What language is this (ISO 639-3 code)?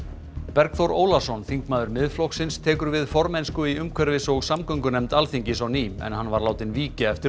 isl